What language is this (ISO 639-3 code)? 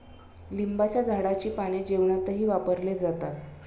mar